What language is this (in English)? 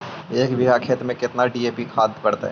Magahi